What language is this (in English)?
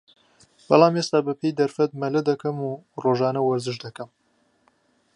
Central Kurdish